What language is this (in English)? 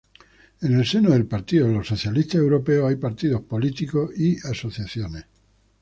Spanish